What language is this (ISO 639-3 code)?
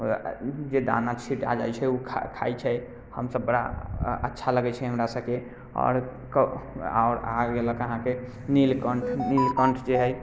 mai